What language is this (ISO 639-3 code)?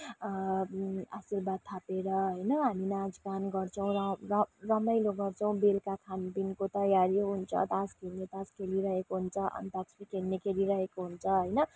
nep